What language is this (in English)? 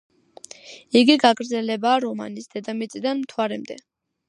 Georgian